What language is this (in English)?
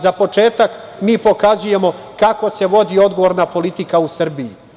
Serbian